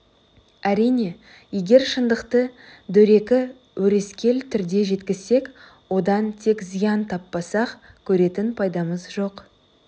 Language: Kazakh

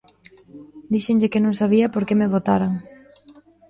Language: Galician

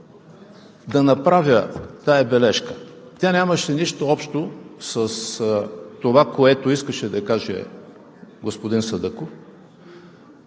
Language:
Bulgarian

